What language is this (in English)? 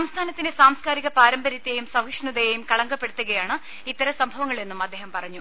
Malayalam